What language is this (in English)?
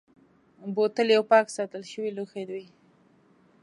Pashto